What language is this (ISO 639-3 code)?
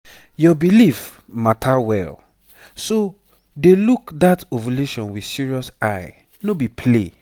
pcm